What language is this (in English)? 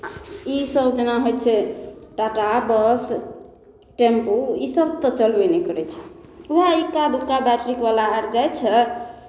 Maithili